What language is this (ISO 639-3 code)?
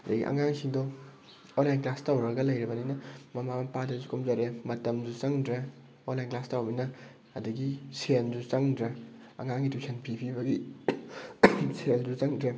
mni